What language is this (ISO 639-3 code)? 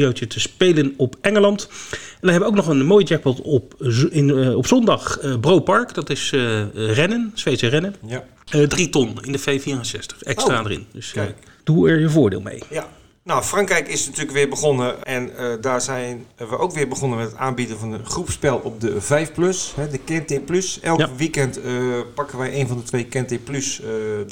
nld